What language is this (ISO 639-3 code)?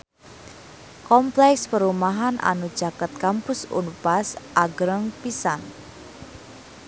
sun